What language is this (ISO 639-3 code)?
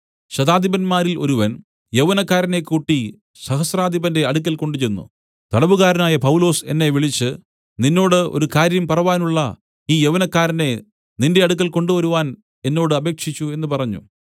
mal